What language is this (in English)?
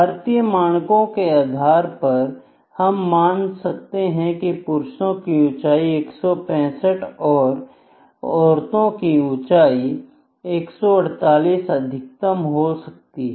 Hindi